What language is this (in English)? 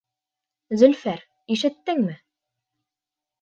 Bashkir